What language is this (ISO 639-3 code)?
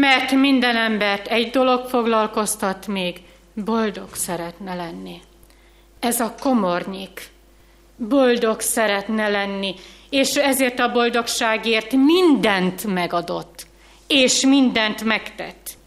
hun